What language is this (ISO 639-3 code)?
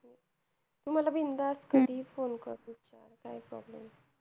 mar